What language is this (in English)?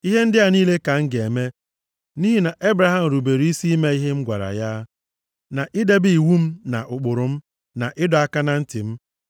Igbo